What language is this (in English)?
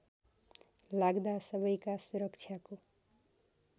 Nepali